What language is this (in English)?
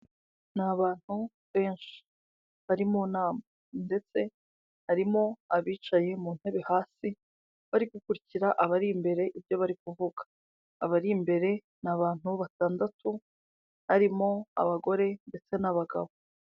Kinyarwanda